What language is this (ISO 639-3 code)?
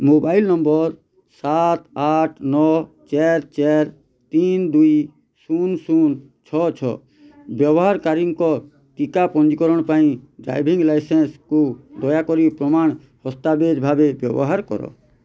ori